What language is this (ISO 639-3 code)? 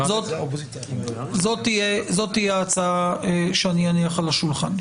heb